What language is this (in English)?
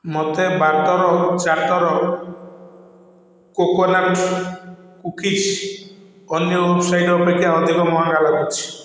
Odia